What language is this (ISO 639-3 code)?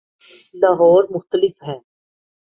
urd